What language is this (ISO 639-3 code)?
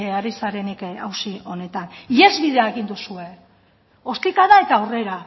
eus